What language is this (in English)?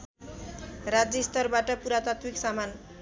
Nepali